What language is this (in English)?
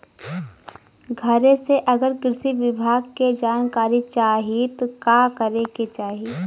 Bhojpuri